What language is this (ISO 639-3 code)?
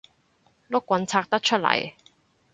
yue